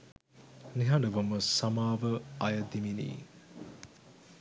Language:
Sinhala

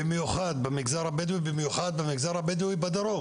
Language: Hebrew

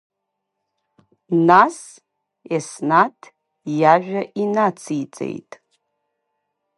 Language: Abkhazian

